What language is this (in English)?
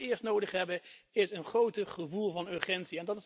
Dutch